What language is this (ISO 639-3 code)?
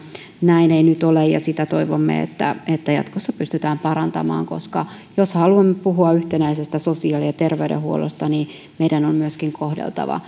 fin